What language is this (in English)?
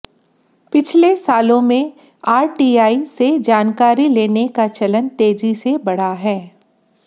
Hindi